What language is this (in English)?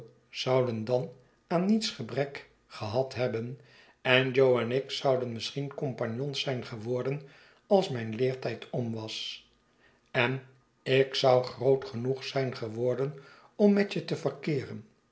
Dutch